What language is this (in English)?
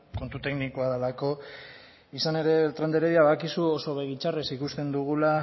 Basque